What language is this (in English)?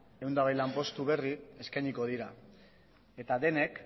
Basque